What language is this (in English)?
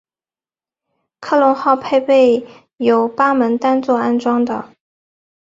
Chinese